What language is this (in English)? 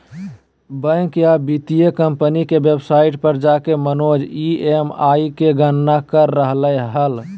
Magahi